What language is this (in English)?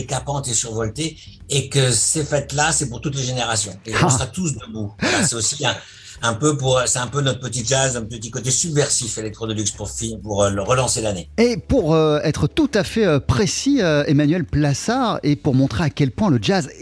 French